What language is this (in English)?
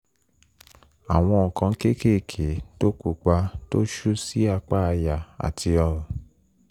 Yoruba